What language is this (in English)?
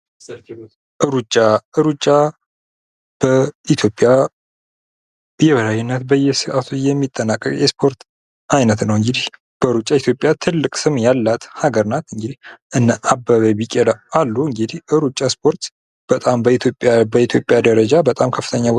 Amharic